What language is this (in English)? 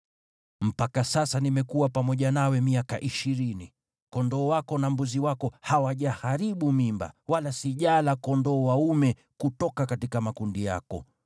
Swahili